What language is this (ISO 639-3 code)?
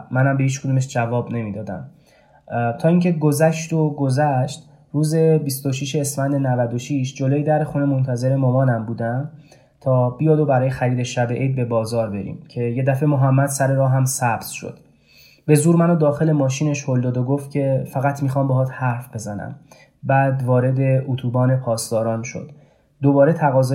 fas